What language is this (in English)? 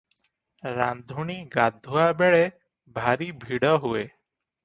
Odia